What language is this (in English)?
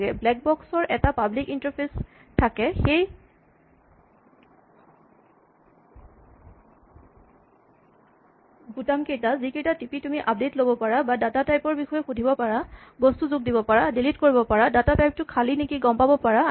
Assamese